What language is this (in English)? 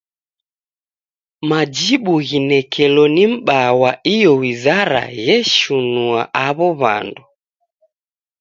Taita